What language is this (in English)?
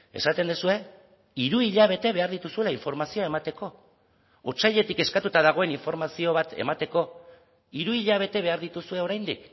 Basque